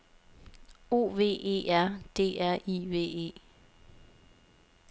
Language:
Danish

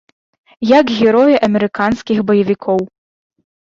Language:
Belarusian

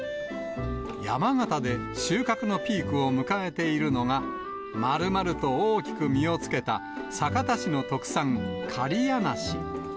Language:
Japanese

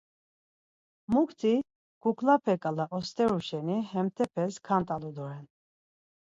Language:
Laz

